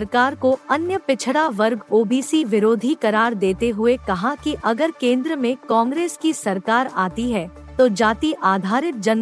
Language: Hindi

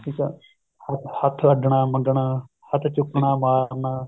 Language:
Punjabi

